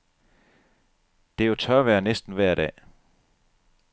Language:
Danish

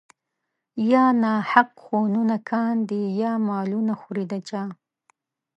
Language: Pashto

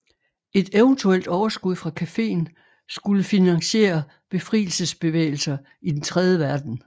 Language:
Danish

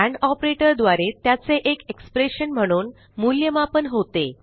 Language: Marathi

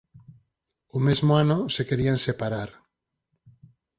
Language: Galician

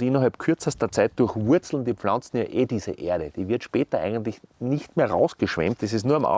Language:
German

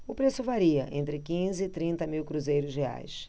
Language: Portuguese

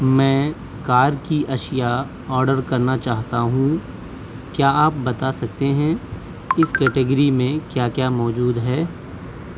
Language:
Urdu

